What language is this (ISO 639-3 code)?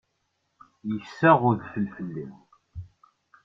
kab